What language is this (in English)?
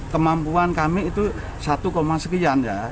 Indonesian